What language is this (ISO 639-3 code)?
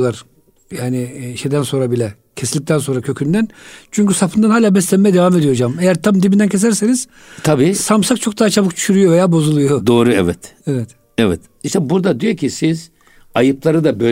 tur